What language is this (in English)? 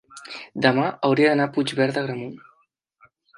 Catalan